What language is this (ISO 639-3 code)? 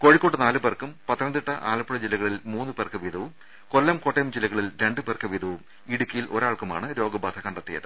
mal